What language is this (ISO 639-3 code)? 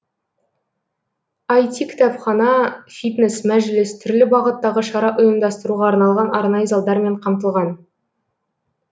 kaz